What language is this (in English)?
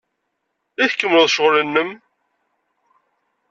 Kabyle